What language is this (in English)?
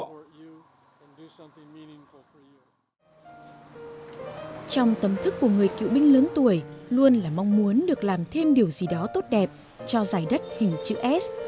Vietnamese